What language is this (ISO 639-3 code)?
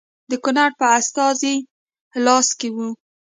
pus